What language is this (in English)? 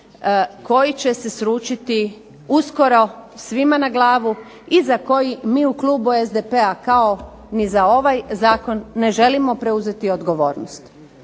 Croatian